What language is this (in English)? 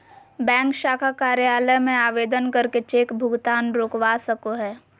Magahi